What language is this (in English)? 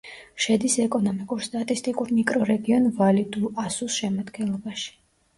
Georgian